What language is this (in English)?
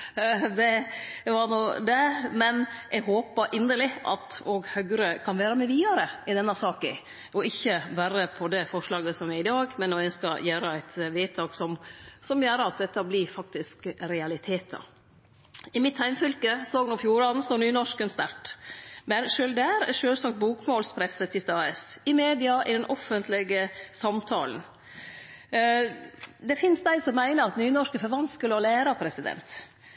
Norwegian Nynorsk